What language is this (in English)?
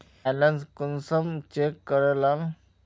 Magahi